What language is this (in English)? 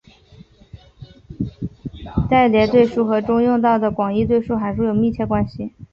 Chinese